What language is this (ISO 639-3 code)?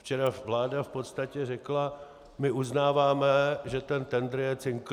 ces